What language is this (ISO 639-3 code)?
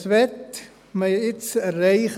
gsw